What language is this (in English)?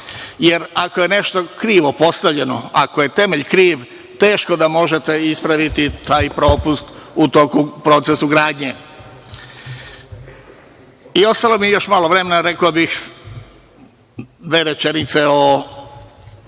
Serbian